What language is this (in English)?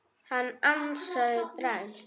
Icelandic